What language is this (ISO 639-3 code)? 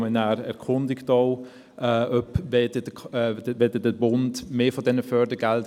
gsw